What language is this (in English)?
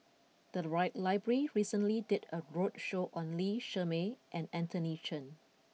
English